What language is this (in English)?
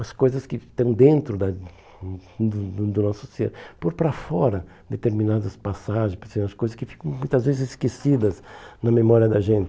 Portuguese